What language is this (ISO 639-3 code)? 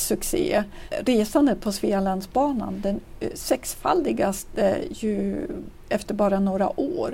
swe